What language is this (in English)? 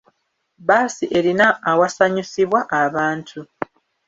Ganda